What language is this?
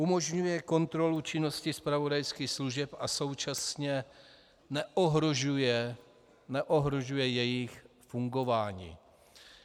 Czech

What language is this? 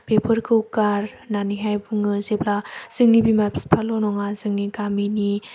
Bodo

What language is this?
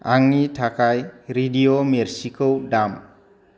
Bodo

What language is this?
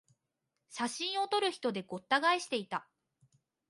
Japanese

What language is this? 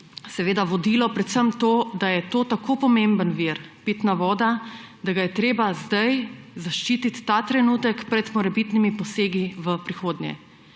Slovenian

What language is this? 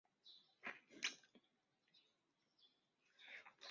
Chinese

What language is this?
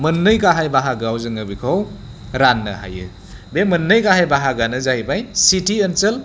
Bodo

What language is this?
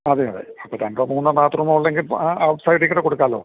Malayalam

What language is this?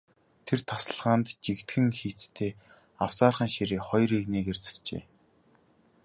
Mongolian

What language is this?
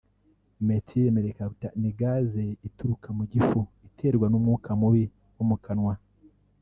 Kinyarwanda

